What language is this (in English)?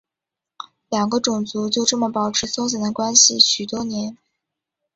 Chinese